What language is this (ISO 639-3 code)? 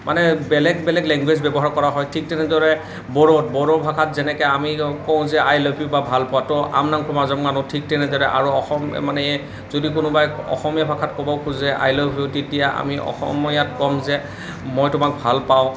asm